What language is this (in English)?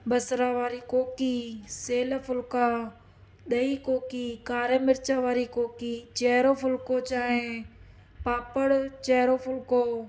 Sindhi